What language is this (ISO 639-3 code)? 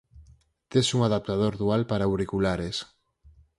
glg